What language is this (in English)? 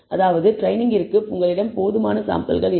Tamil